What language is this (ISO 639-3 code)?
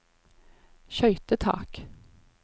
nor